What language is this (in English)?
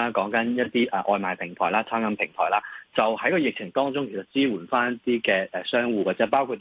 Chinese